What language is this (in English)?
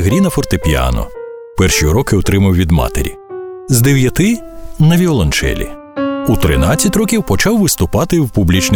Ukrainian